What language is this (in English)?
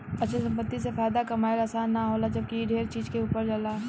Bhojpuri